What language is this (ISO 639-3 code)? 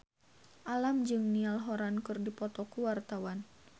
sun